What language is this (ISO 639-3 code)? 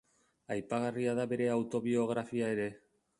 eus